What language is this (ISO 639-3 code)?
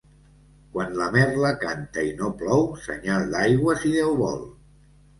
cat